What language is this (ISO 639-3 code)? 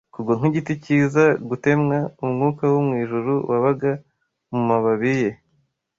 kin